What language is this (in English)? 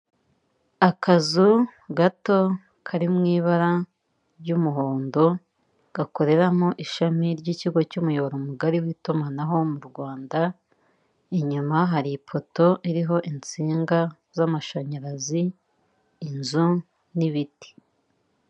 Kinyarwanda